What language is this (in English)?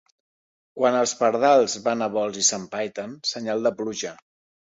Catalan